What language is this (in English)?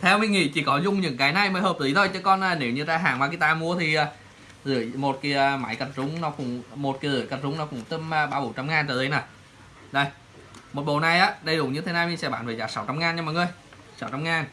Vietnamese